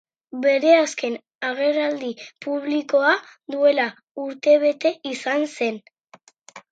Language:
Basque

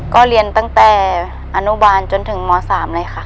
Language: Thai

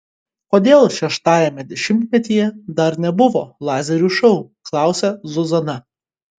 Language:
Lithuanian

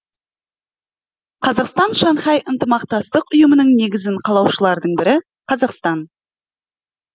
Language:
Kazakh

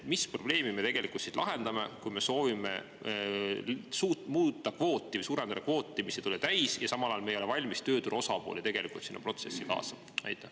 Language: Estonian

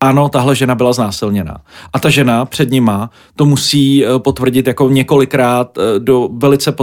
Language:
Czech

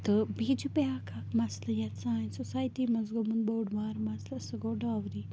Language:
Kashmiri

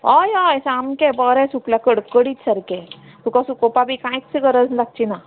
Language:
Konkani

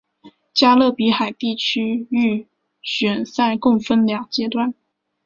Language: Chinese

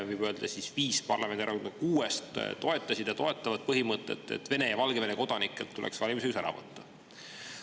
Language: Estonian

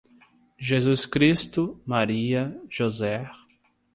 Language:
Portuguese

